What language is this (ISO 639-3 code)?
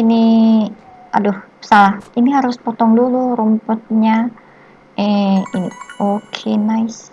ind